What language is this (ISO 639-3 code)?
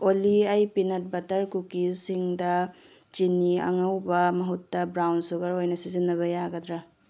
mni